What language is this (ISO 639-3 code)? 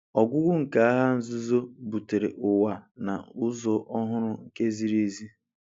ibo